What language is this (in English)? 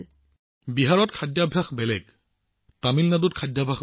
Assamese